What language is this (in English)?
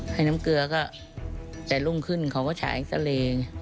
Thai